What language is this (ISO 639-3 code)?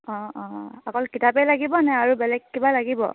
asm